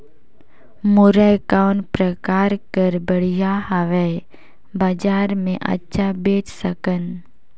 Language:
Chhattisgarhi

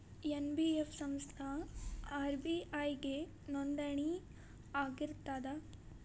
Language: Kannada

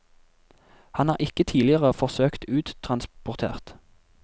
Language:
Norwegian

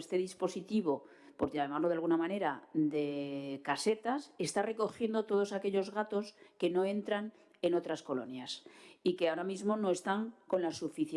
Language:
Spanish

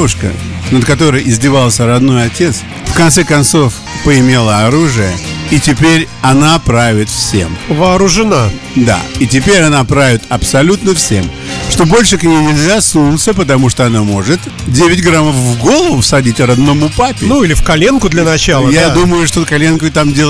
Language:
Russian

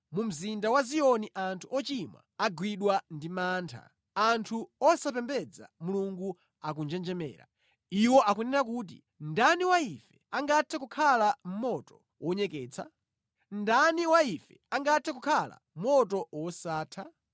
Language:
Nyanja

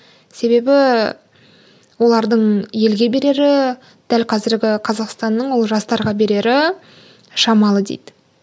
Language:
Kazakh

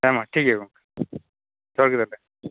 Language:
Santali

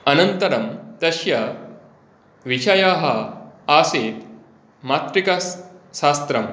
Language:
Sanskrit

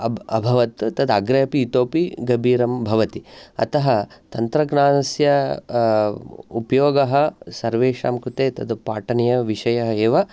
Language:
Sanskrit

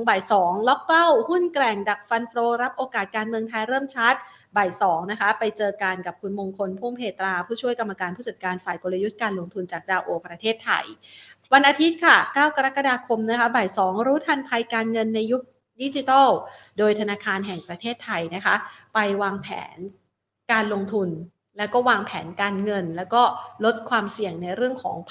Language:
Thai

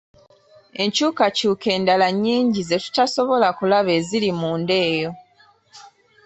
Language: Ganda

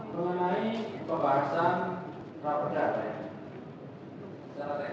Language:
Indonesian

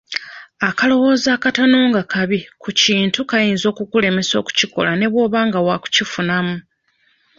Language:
Ganda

